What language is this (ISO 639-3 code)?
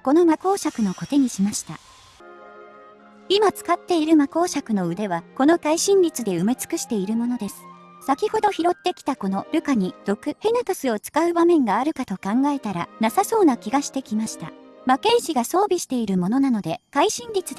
jpn